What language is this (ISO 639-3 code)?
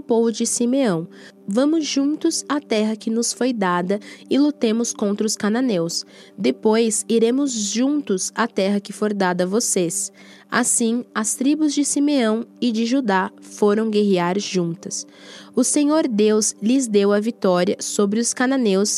por